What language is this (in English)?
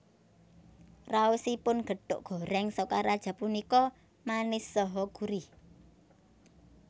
Javanese